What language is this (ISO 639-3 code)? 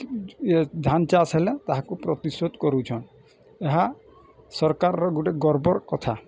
ori